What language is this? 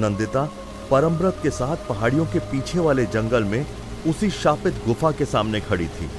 Hindi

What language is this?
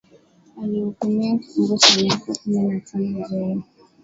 Swahili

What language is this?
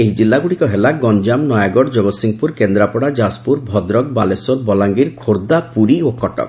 Odia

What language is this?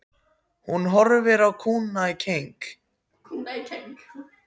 Icelandic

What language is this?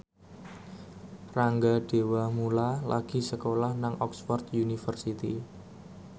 Javanese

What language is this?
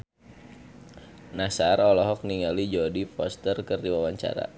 Sundanese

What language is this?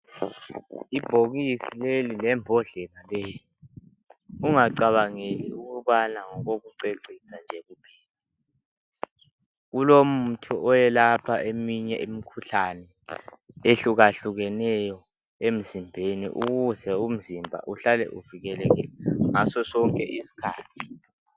North Ndebele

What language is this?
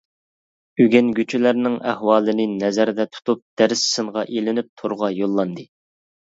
Uyghur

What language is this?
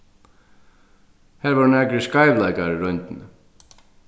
Faroese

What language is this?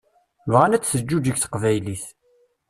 Kabyle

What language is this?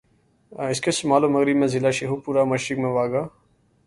Urdu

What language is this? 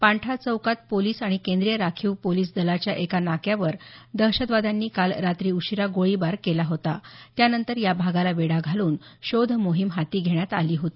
Marathi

